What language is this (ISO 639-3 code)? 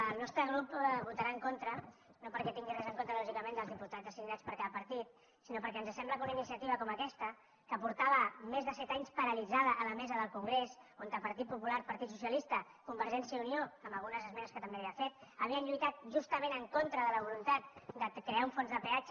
cat